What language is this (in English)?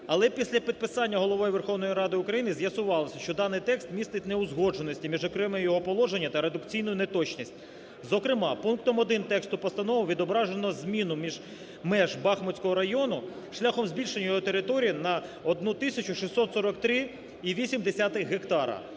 Ukrainian